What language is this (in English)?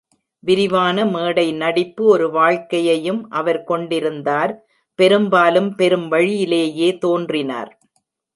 Tamil